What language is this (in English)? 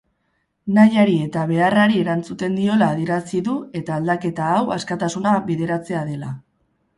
Basque